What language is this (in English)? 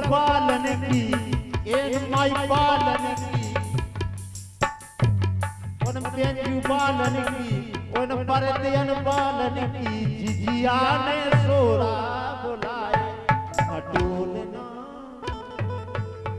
Hindi